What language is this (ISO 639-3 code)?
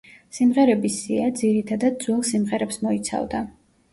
kat